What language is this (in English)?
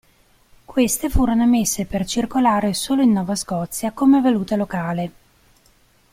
Italian